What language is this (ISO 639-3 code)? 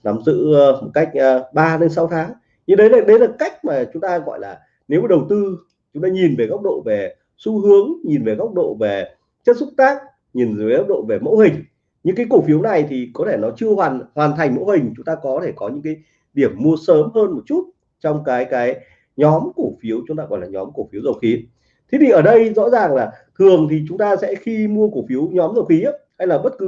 vie